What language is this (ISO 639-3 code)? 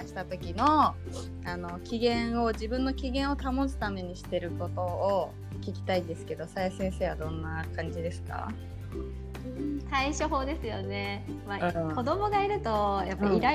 jpn